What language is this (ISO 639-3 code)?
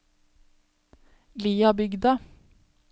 nor